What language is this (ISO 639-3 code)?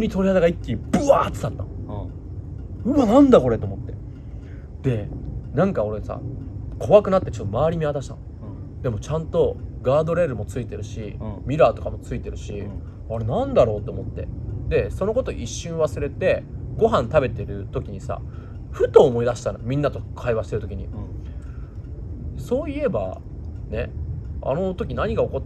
jpn